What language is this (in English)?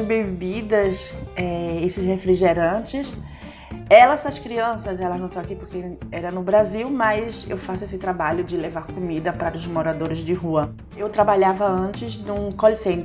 Portuguese